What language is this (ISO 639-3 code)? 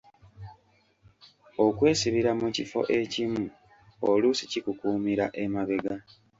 lug